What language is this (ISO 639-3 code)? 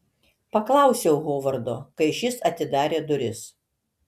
lit